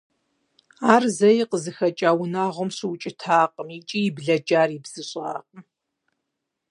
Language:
Kabardian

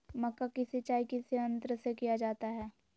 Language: Magahi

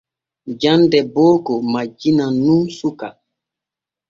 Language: Borgu Fulfulde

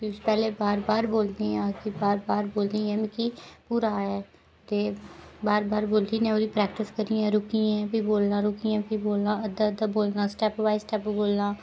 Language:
Dogri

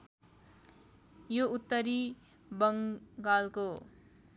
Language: Nepali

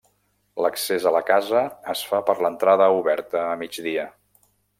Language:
Catalan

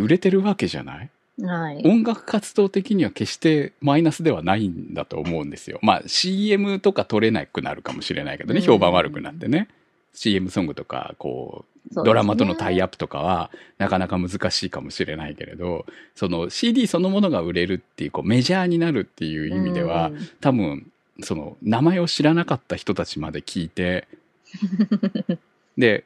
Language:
Japanese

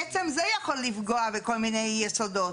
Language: Hebrew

